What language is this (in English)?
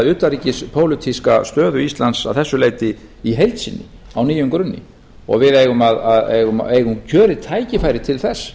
Icelandic